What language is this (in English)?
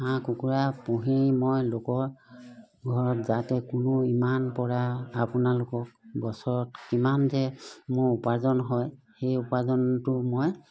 Assamese